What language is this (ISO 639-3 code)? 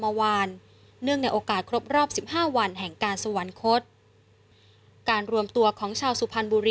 tha